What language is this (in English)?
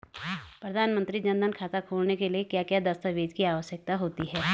Hindi